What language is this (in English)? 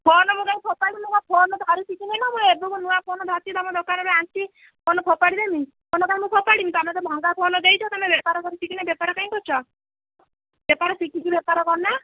Odia